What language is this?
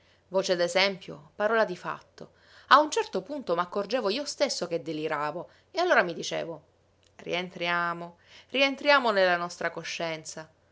Italian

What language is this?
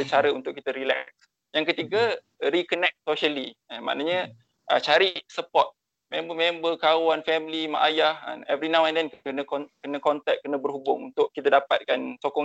Malay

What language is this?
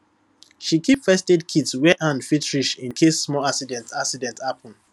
Nigerian Pidgin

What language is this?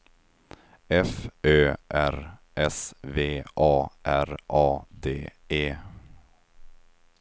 Swedish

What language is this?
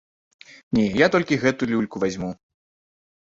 Belarusian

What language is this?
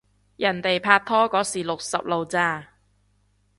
Cantonese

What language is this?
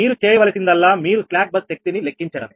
Telugu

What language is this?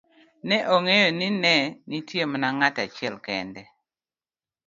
Luo (Kenya and Tanzania)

